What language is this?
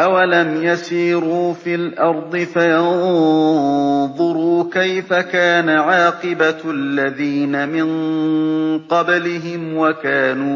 Arabic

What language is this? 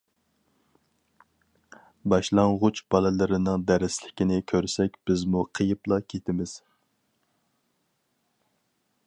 Uyghur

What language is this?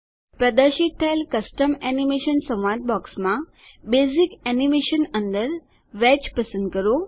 Gujarati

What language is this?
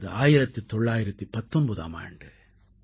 Tamil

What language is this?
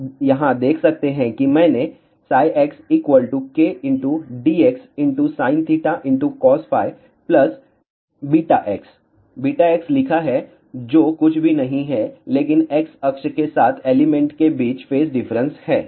Hindi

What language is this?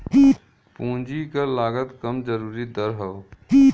Bhojpuri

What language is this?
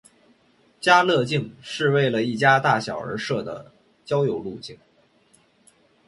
Chinese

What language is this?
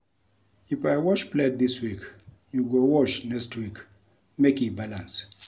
Nigerian Pidgin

